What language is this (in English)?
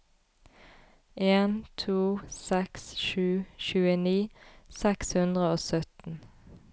Norwegian